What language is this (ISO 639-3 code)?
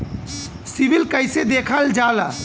bho